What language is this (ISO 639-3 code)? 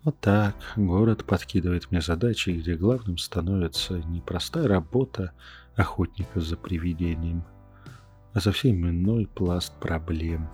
rus